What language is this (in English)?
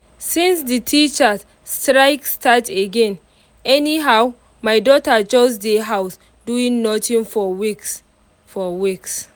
Nigerian Pidgin